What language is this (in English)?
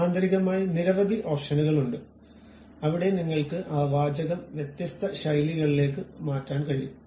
Malayalam